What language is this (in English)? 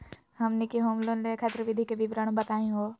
Magahi